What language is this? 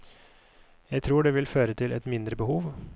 Norwegian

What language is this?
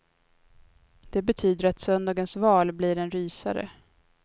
Swedish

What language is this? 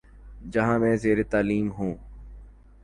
Urdu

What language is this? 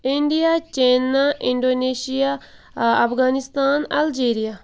Kashmiri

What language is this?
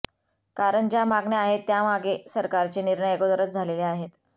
Marathi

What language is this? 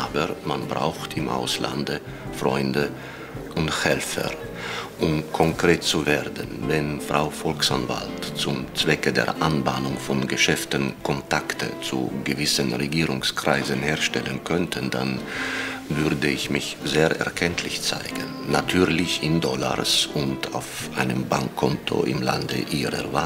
German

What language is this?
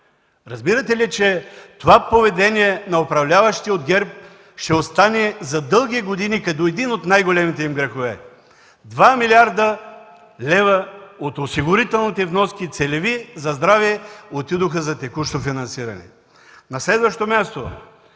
Bulgarian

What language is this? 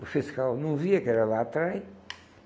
Portuguese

